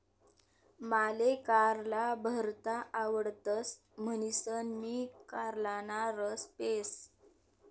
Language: Marathi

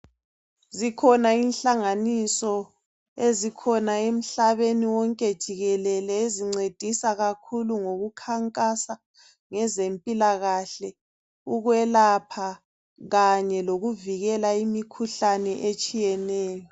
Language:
North Ndebele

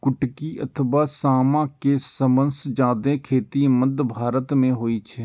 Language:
Maithili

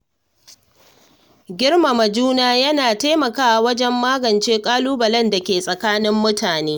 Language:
Hausa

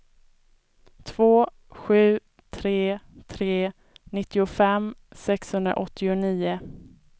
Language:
Swedish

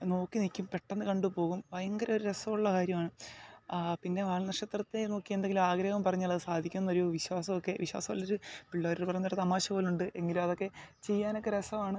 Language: Malayalam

